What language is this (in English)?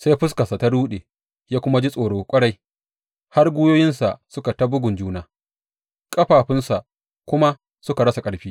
Hausa